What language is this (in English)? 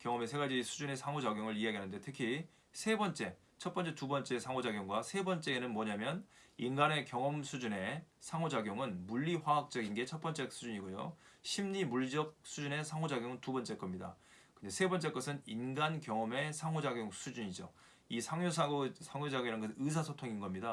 Korean